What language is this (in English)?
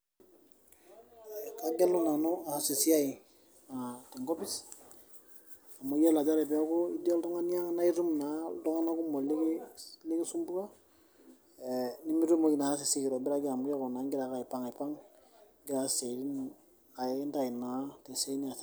Masai